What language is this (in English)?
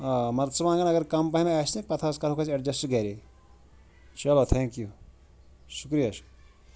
Kashmiri